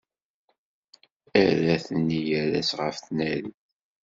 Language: Kabyle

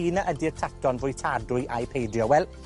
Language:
Welsh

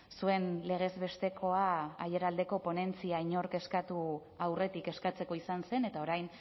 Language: Basque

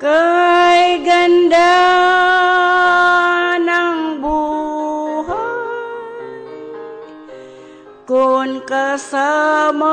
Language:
Filipino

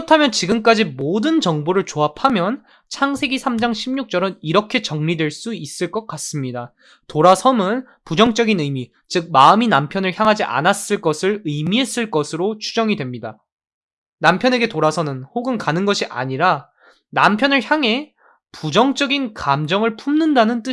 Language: Korean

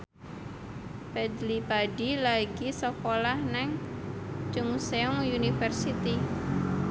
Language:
Javanese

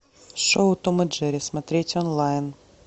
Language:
Russian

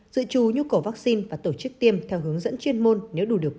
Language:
Vietnamese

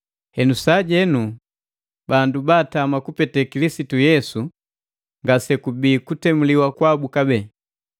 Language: Matengo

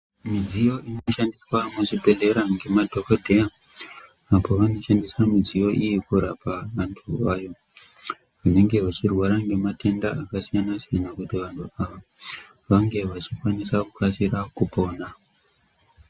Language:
Ndau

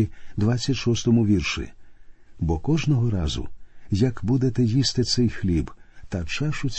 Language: Ukrainian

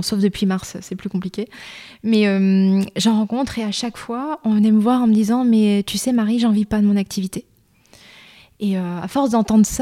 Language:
French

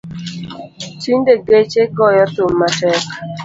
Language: Luo (Kenya and Tanzania)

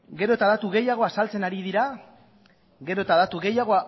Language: Basque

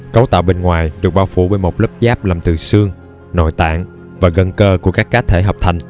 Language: Vietnamese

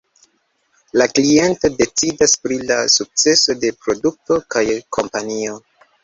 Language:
Esperanto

